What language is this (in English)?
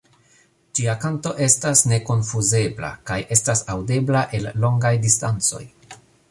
Esperanto